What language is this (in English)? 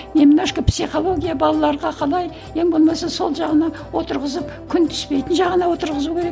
Kazakh